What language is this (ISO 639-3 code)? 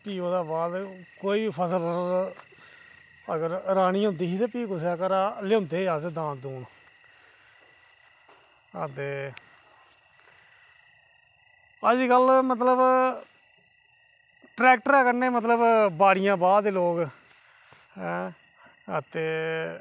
doi